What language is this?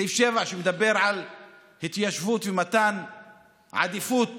Hebrew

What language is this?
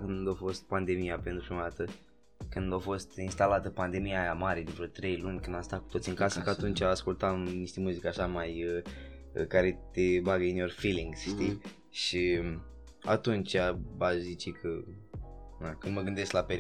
Romanian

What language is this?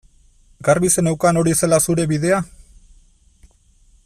Basque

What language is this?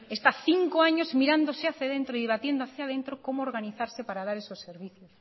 Spanish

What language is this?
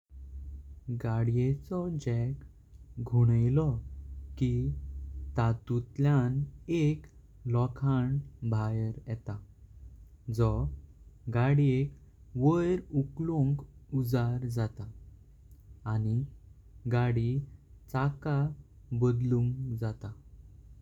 Konkani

